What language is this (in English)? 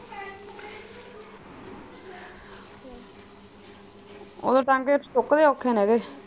Punjabi